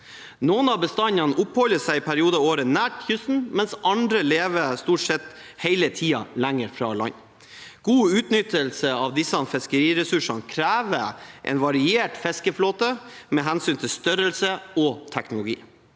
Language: Norwegian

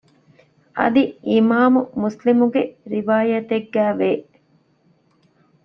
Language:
Divehi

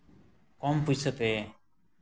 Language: Santali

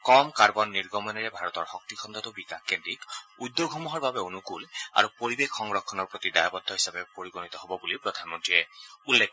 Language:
Assamese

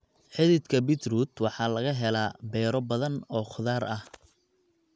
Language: Somali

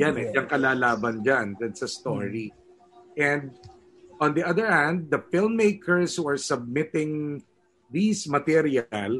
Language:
Filipino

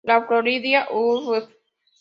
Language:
Spanish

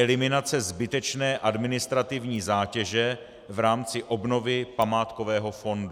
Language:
Czech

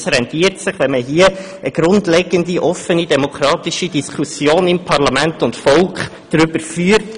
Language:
Swiss German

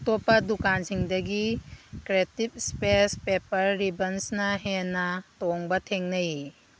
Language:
Manipuri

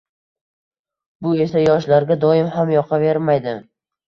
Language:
Uzbek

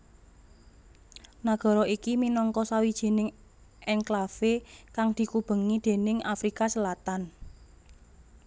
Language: Javanese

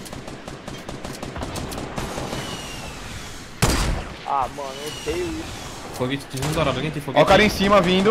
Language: Portuguese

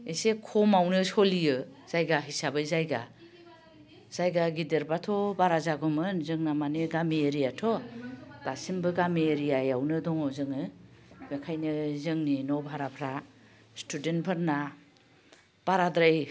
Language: Bodo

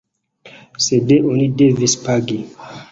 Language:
Esperanto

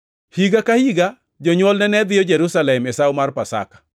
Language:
Luo (Kenya and Tanzania)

